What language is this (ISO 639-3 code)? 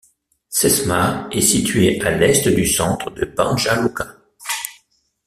fra